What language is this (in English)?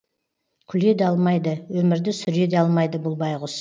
Kazakh